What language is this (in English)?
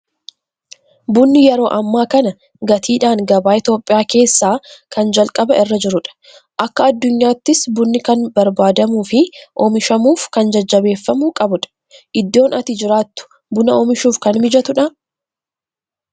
Oromo